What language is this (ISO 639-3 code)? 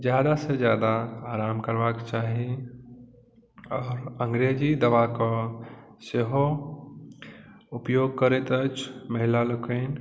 mai